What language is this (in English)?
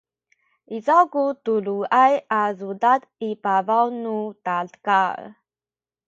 Sakizaya